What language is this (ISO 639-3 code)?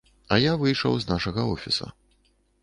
bel